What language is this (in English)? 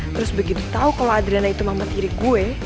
Indonesian